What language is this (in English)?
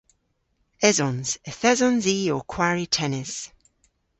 Cornish